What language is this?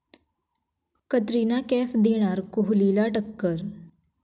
Marathi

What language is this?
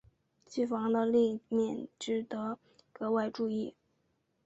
Chinese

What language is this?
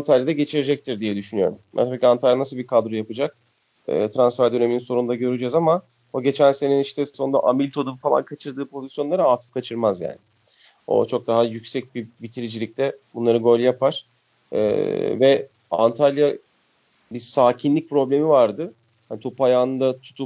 Turkish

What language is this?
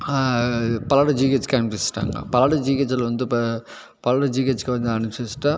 Tamil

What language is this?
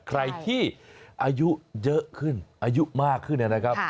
Thai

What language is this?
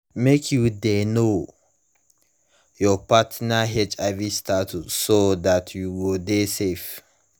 Nigerian Pidgin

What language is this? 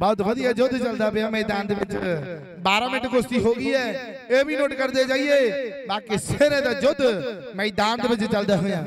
Hindi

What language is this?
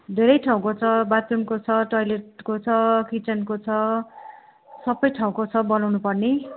Nepali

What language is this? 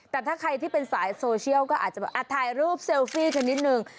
Thai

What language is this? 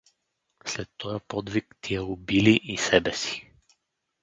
Bulgarian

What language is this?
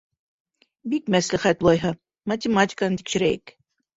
Bashkir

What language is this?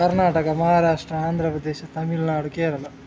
Kannada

